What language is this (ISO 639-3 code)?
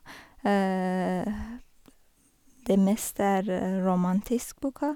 nor